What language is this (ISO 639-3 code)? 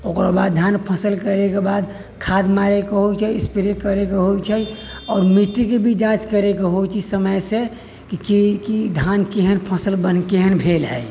mai